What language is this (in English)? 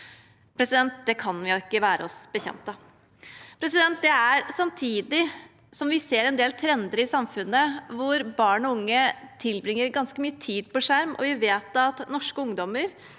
Norwegian